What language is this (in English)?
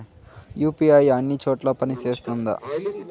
Telugu